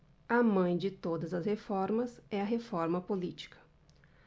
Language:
Portuguese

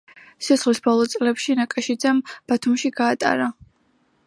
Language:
Georgian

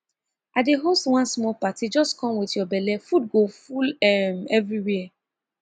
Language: Nigerian Pidgin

